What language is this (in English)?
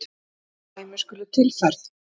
Icelandic